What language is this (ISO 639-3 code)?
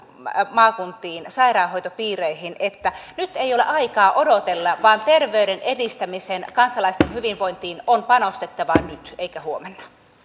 fin